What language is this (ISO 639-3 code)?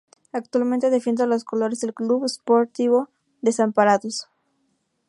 spa